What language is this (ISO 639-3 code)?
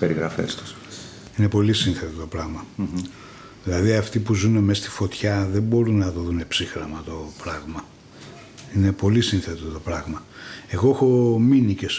ell